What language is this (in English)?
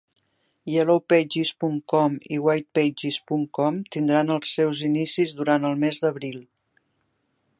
Catalan